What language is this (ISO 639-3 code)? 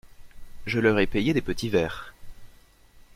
fra